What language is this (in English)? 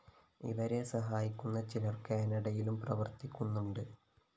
Malayalam